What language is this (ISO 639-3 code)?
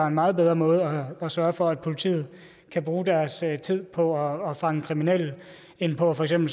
dan